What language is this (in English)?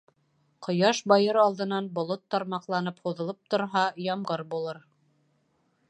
Bashkir